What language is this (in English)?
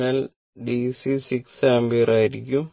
Malayalam